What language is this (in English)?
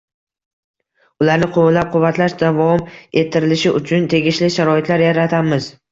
Uzbek